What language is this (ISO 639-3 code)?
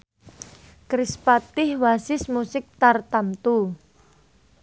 jav